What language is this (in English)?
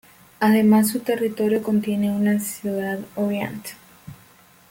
Spanish